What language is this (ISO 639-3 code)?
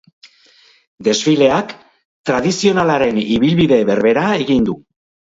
eus